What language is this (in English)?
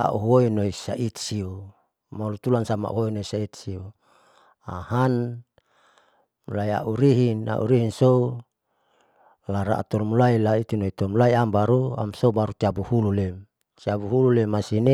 Saleman